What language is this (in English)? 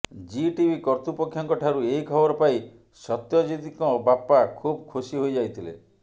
Odia